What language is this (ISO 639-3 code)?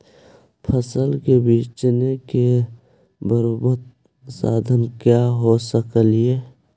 mag